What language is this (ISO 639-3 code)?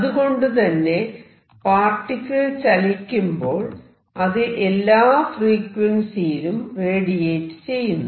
mal